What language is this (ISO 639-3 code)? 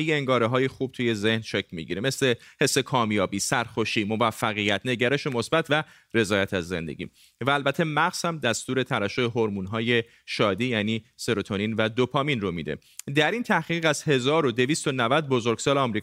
fas